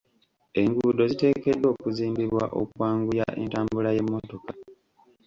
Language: Ganda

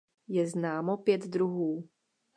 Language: Czech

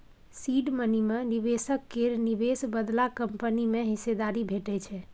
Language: Maithili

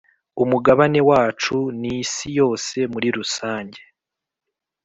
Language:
Kinyarwanda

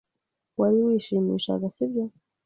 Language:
Kinyarwanda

